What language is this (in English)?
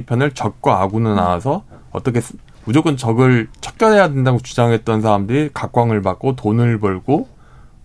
Korean